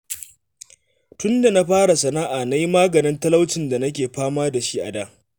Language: Hausa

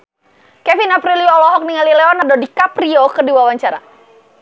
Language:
Sundanese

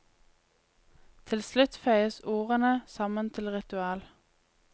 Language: Norwegian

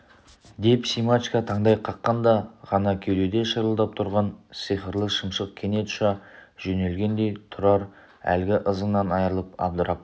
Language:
Kazakh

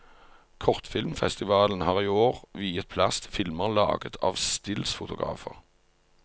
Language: Norwegian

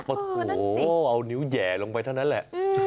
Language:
Thai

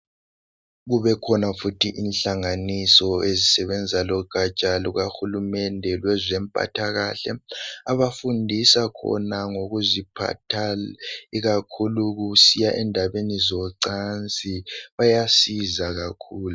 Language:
North Ndebele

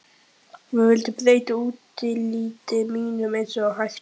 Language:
Icelandic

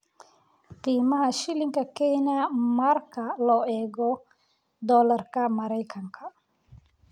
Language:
Somali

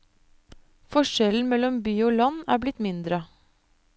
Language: Norwegian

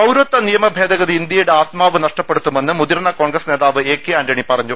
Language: Malayalam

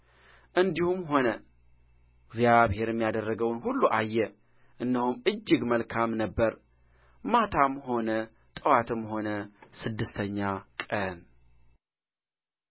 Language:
Amharic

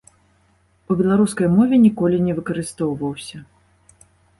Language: Belarusian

